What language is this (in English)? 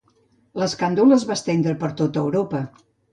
Catalan